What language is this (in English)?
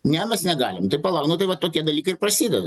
Lithuanian